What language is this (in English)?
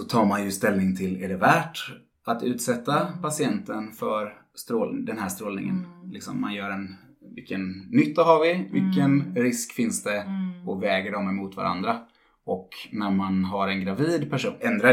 Swedish